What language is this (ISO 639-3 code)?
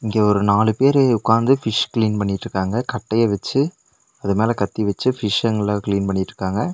tam